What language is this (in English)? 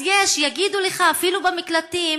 Hebrew